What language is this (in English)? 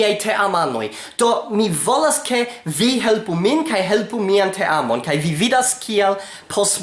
Italian